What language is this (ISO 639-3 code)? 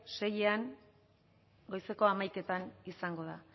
eus